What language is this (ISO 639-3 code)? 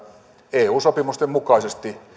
fin